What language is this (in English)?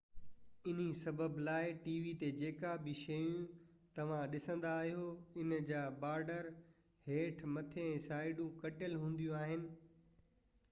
Sindhi